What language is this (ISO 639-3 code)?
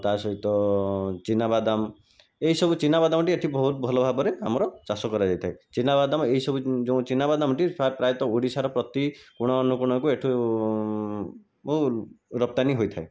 ori